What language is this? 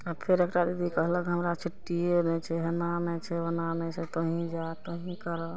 Maithili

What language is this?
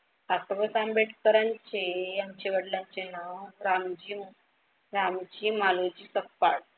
Marathi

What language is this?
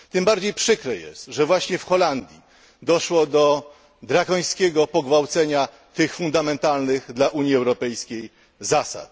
Polish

